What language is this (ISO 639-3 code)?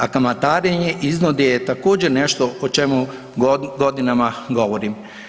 hrv